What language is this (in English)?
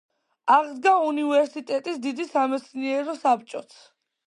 Georgian